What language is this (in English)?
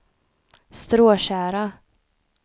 Swedish